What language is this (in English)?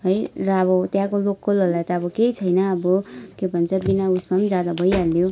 Nepali